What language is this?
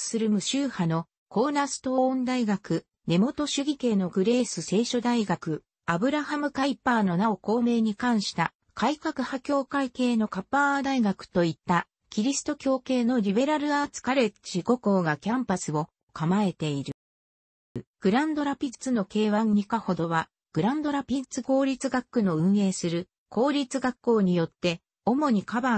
Japanese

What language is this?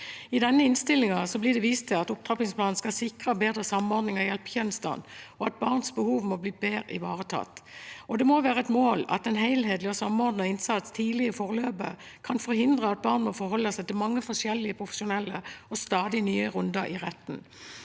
Norwegian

